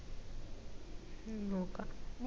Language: Malayalam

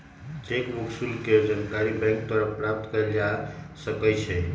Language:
Magahi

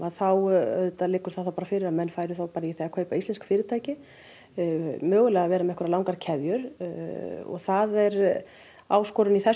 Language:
Icelandic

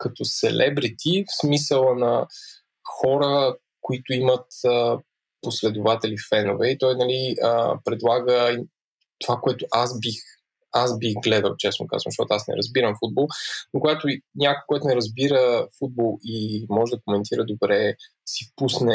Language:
Bulgarian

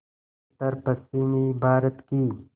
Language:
Hindi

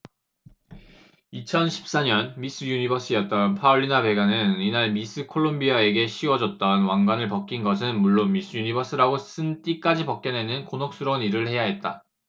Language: Korean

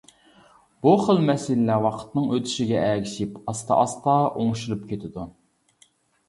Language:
Uyghur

